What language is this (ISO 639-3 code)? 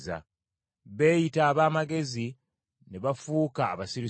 lug